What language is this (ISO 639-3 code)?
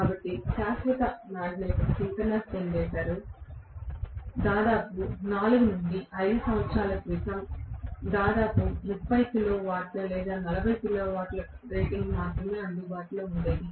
tel